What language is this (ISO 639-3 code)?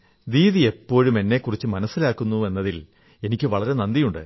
mal